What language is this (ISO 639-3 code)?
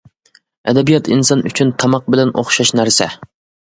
uig